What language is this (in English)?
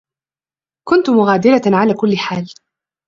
Arabic